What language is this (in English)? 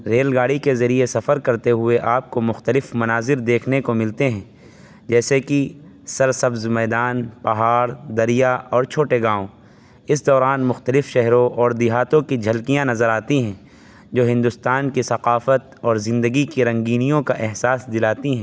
Urdu